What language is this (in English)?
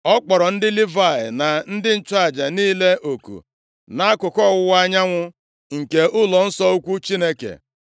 Igbo